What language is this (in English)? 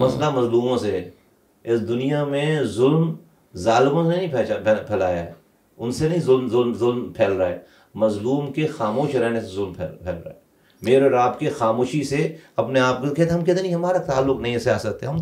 Urdu